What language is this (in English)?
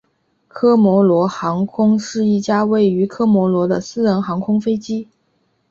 Chinese